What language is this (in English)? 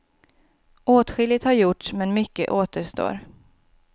Swedish